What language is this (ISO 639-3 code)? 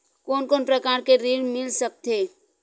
hne